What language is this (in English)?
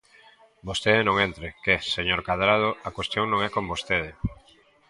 Galician